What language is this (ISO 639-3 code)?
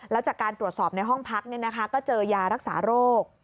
tha